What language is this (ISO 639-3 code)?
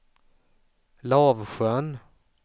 swe